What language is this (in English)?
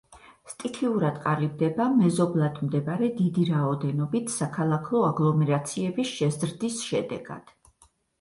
Georgian